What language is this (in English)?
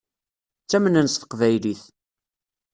Kabyle